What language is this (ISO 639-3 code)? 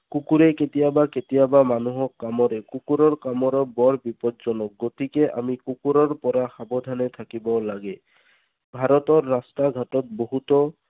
asm